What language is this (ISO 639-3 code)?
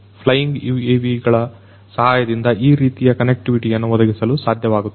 kan